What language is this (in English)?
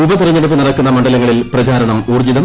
Malayalam